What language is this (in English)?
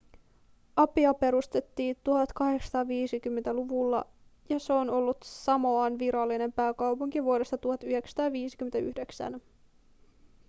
Finnish